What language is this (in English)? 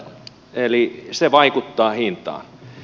Finnish